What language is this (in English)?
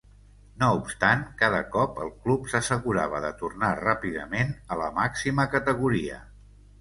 Catalan